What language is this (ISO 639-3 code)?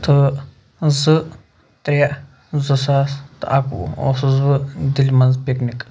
kas